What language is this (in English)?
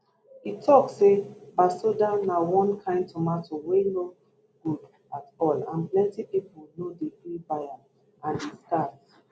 Nigerian Pidgin